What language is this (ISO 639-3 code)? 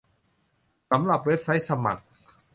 tha